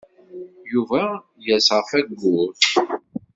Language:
Kabyle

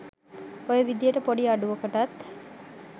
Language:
Sinhala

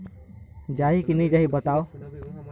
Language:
Chhattisgarhi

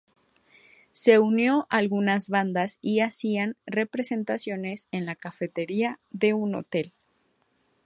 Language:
Spanish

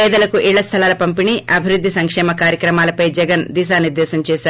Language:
Telugu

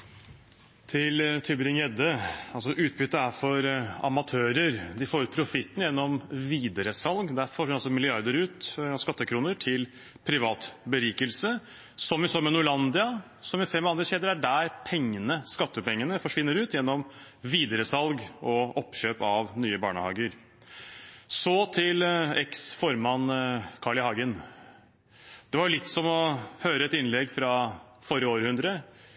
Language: Norwegian Bokmål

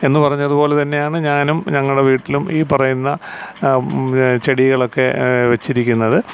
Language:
Malayalam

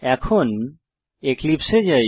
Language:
Bangla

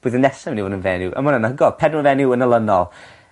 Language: Welsh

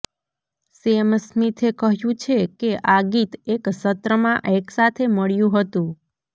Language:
Gujarati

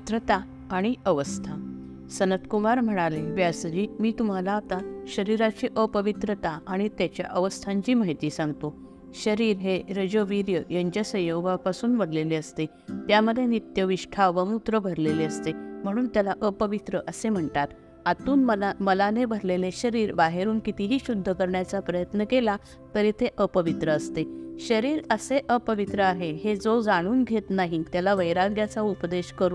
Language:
Marathi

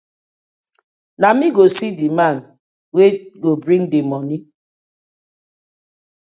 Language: Nigerian Pidgin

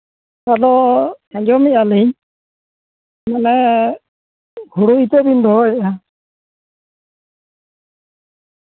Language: Santali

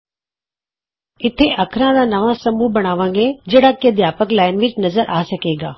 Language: Punjabi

